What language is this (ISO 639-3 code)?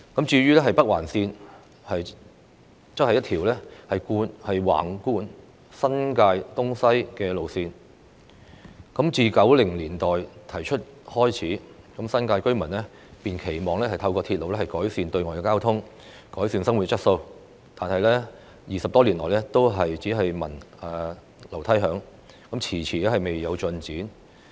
yue